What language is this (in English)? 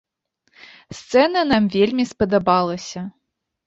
Belarusian